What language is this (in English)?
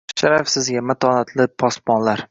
Uzbek